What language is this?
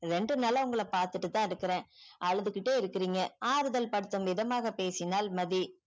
Tamil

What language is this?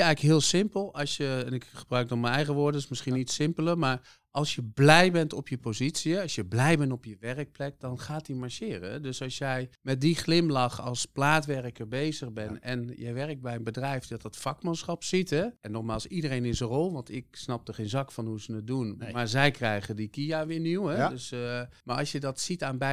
Dutch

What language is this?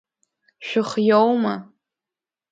Abkhazian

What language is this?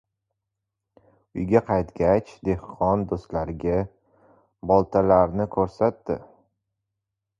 Uzbek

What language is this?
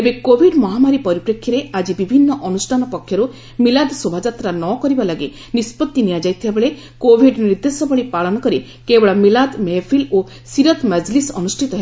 Odia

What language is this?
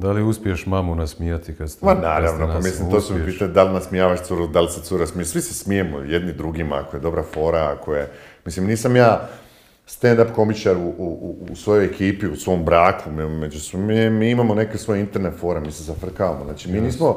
Croatian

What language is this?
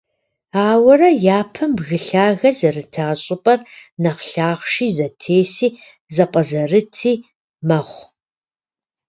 Kabardian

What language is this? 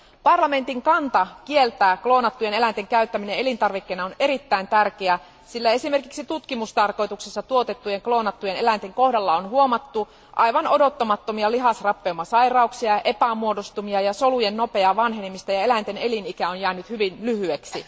Finnish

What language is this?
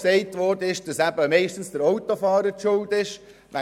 Swiss German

